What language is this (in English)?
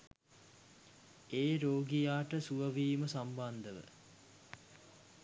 Sinhala